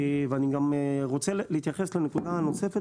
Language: Hebrew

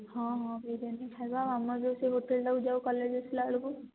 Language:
Odia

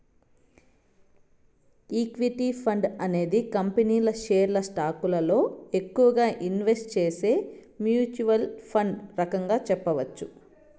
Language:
Telugu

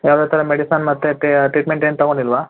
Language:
Kannada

